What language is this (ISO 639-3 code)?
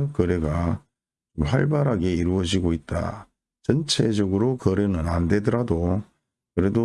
kor